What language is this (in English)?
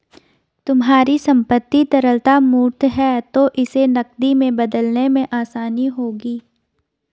Hindi